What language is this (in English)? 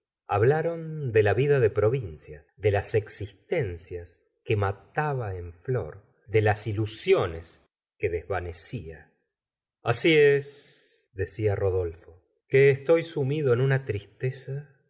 Spanish